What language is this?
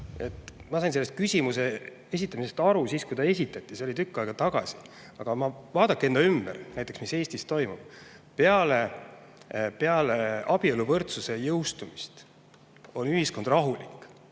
Estonian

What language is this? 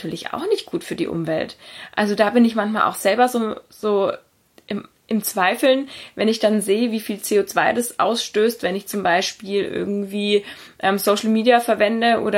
German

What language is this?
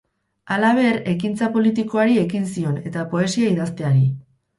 Basque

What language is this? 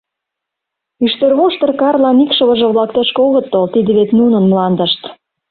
Mari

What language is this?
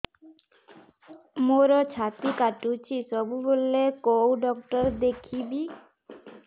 Odia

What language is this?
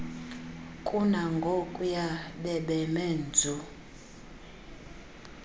Xhosa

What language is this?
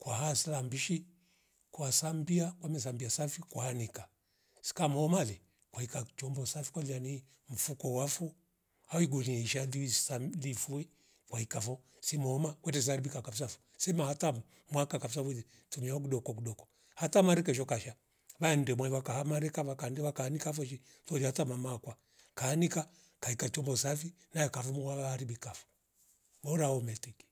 Rombo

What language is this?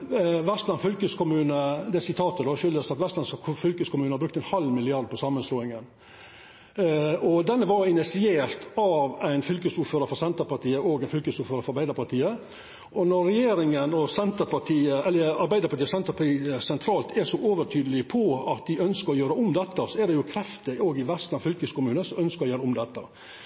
Norwegian Nynorsk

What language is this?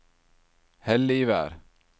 Norwegian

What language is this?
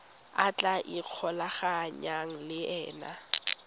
Tswana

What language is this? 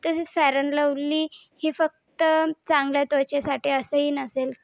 Marathi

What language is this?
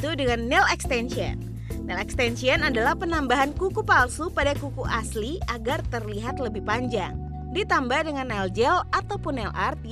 Indonesian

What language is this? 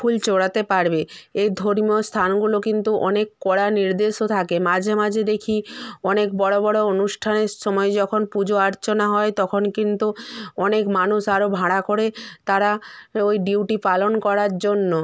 Bangla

